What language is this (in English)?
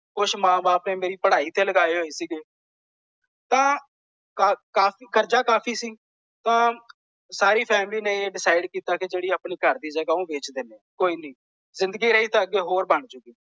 Punjabi